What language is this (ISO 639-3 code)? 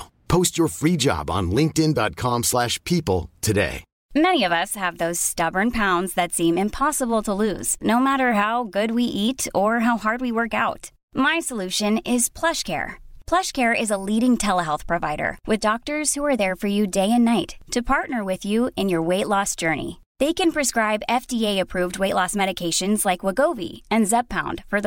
fin